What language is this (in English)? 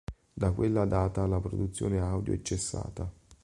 Italian